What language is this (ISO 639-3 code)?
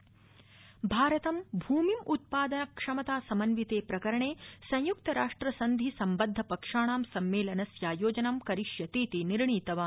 san